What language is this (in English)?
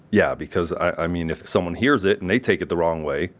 English